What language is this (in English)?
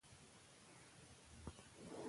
Pashto